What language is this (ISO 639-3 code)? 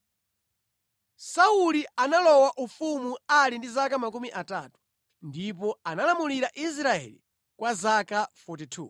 nya